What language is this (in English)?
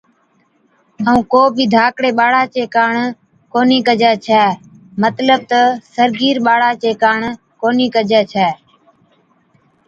Od